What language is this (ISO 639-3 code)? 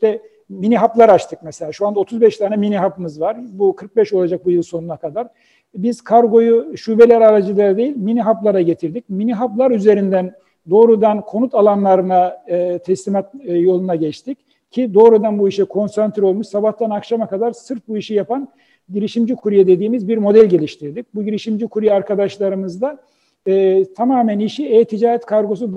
tur